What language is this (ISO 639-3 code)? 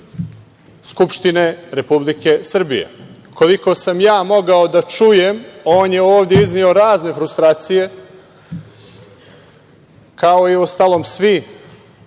srp